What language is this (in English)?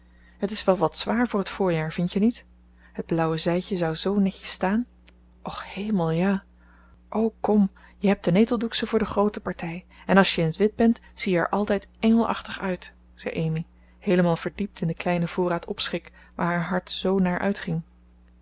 Dutch